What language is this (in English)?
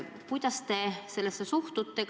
Estonian